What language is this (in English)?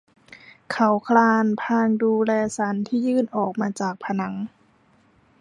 Thai